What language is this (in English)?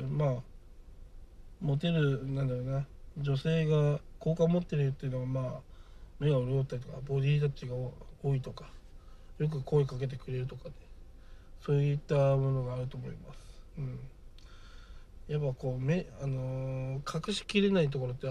Japanese